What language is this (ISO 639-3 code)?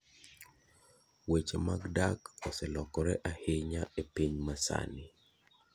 luo